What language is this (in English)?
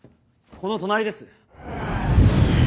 Japanese